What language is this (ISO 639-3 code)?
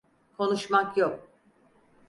tur